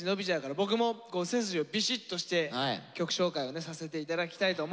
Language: Japanese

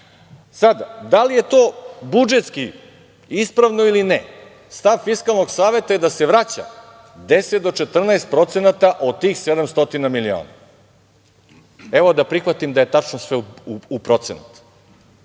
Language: Serbian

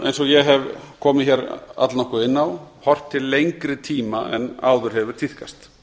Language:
Icelandic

